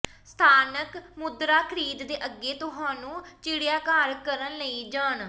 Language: Punjabi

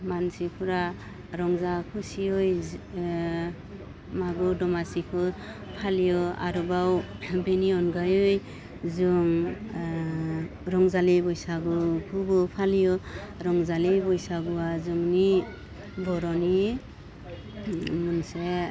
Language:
Bodo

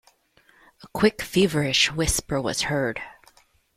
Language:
English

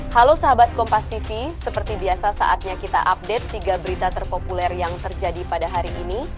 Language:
Indonesian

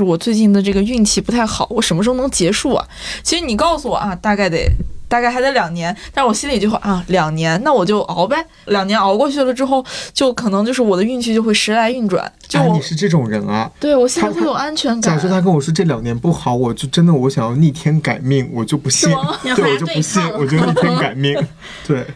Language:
Chinese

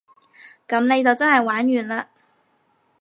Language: Cantonese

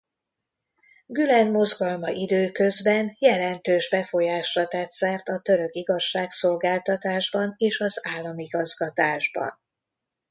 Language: Hungarian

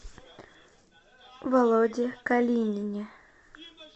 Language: Russian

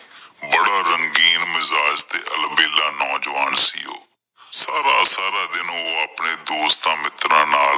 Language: Punjabi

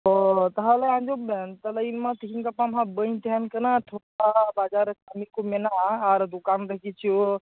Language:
Santali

